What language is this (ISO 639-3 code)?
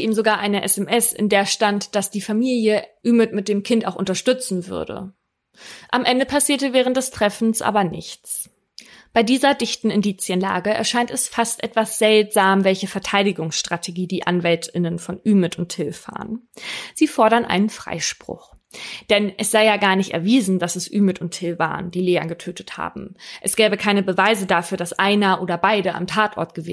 deu